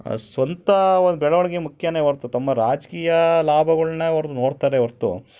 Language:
Kannada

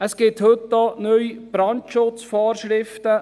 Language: Swiss German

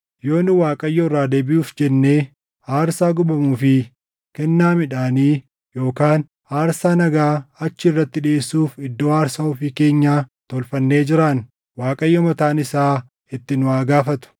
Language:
Oromo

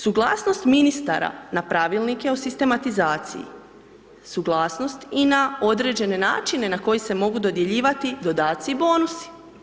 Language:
Croatian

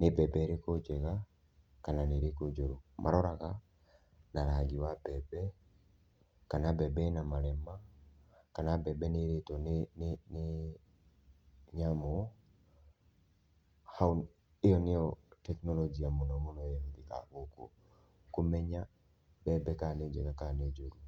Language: Kikuyu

